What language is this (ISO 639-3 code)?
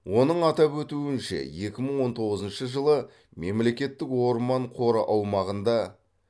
kaz